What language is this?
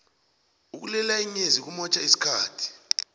South Ndebele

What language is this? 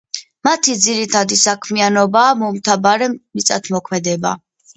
Georgian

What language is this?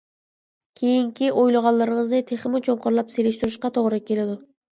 Uyghur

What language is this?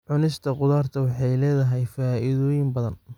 Somali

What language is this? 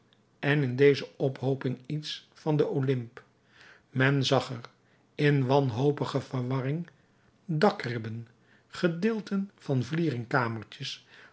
Dutch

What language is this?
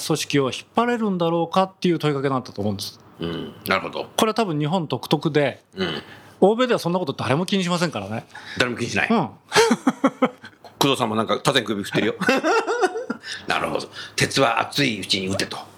Japanese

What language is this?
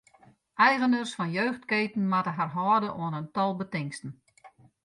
Western Frisian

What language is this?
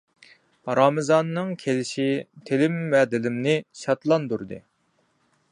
Uyghur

